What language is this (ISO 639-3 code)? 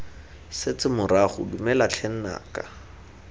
tsn